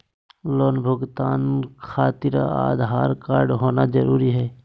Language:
Magahi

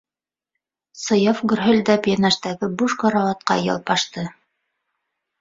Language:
Bashkir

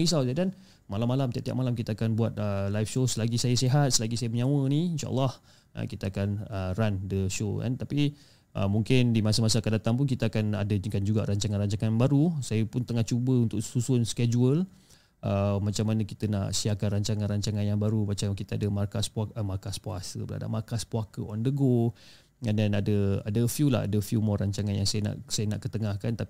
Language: Malay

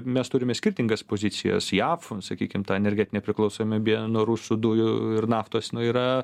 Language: Lithuanian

